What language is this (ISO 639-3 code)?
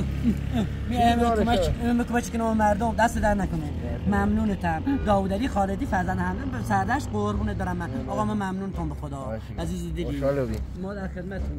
fas